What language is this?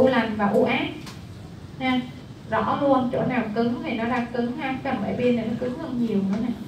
Vietnamese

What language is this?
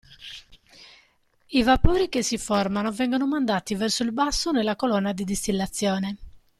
Italian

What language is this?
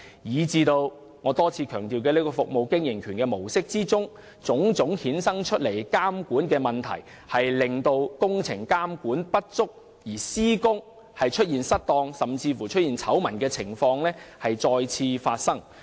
Cantonese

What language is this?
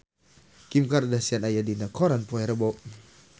Sundanese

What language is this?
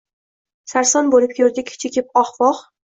Uzbek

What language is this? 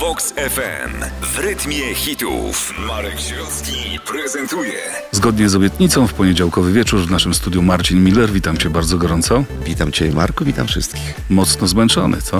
Polish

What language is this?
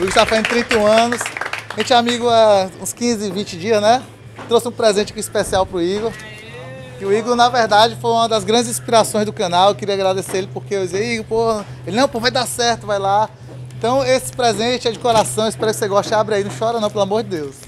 Portuguese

